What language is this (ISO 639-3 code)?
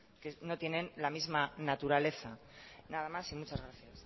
spa